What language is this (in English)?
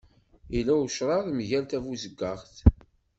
Kabyle